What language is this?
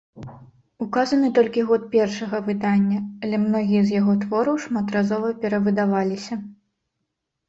Belarusian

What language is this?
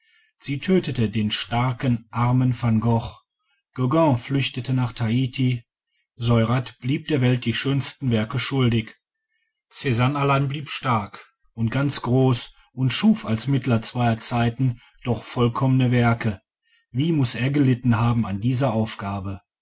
German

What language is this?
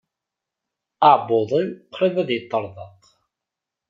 Kabyle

